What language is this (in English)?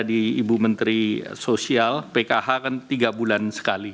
Indonesian